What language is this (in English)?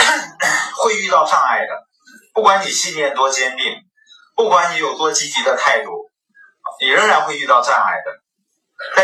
Chinese